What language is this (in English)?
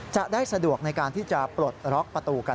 Thai